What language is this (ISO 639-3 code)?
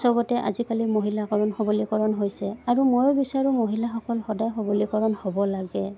asm